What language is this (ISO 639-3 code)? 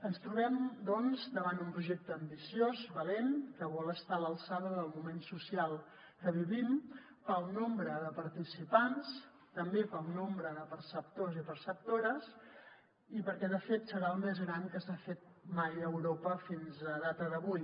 cat